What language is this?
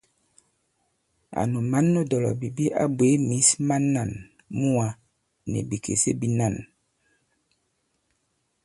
Bankon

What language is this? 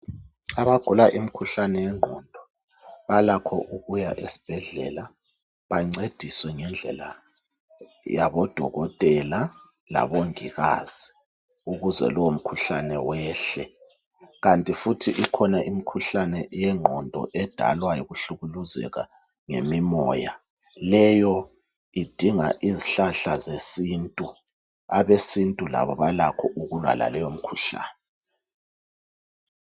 North Ndebele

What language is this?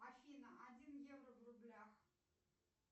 Russian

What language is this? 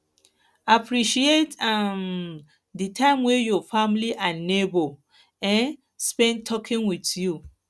Nigerian Pidgin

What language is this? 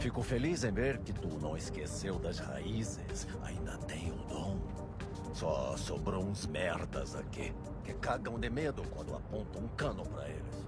Portuguese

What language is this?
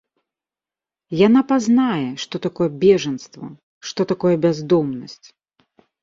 Belarusian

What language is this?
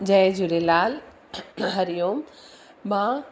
Sindhi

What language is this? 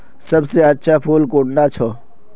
Magahi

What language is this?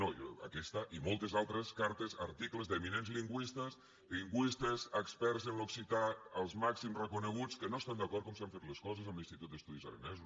Catalan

